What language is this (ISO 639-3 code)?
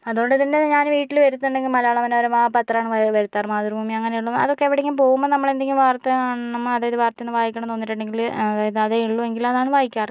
mal